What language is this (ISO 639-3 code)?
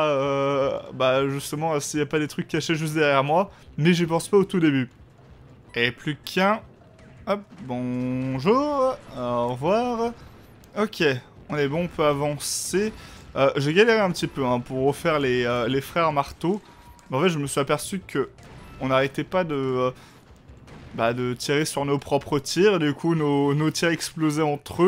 fra